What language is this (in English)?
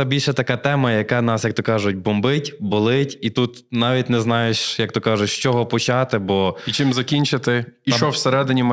Ukrainian